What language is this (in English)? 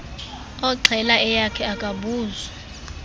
Xhosa